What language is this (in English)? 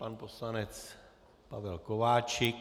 Czech